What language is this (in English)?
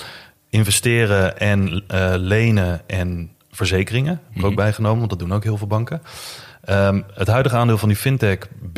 Dutch